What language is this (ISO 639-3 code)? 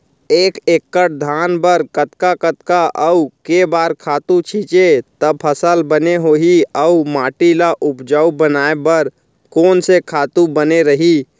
hne